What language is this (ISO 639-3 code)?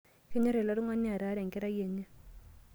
mas